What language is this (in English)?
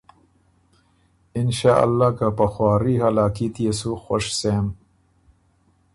Ormuri